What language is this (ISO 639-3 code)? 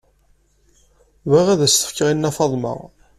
kab